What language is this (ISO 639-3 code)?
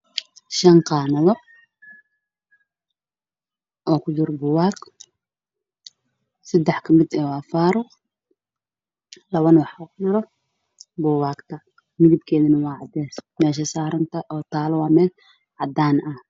som